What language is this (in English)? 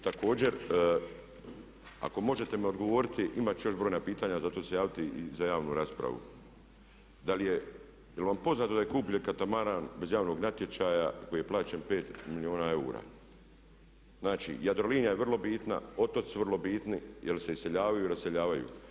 Croatian